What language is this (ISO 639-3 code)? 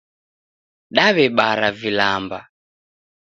dav